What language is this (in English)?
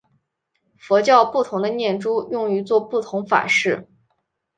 Chinese